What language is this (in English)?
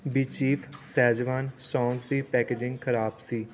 Punjabi